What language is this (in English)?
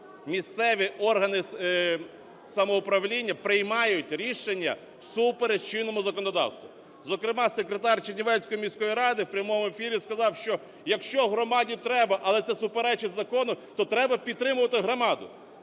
Ukrainian